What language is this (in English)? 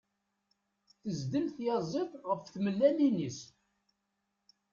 Kabyle